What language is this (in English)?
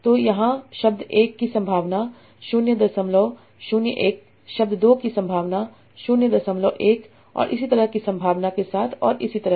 Hindi